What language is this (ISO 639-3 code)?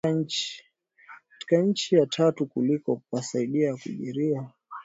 swa